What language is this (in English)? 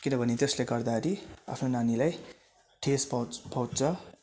Nepali